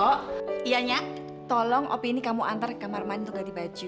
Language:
Indonesian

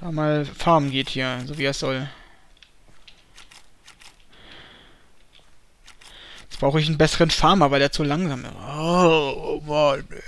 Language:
German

